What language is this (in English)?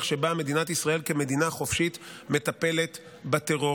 Hebrew